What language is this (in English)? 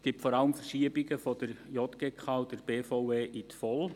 Swiss German